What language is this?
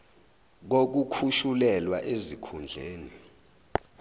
Zulu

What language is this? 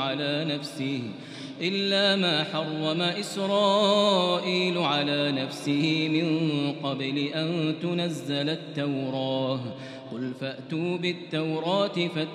Arabic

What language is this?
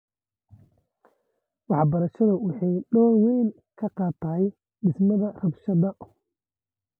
Somali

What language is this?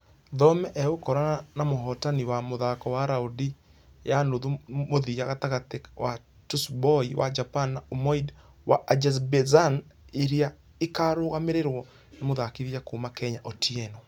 Kikuyu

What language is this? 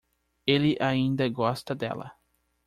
Portuguese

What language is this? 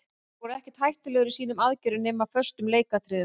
Icelandic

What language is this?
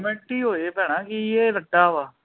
Punjabi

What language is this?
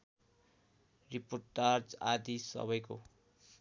Nepali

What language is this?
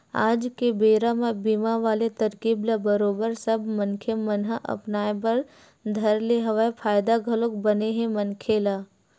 Chhattisgarhi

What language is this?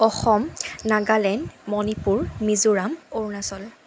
Assamese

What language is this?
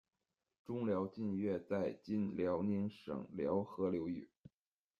Chinese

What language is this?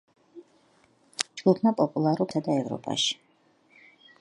Georgian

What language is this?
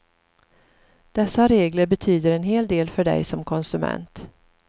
Swedish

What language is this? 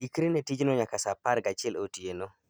Luo (Kenya and Tanzania)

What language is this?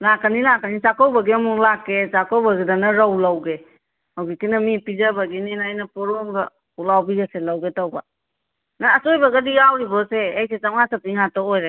Manipuri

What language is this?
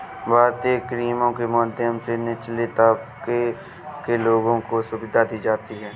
Hindi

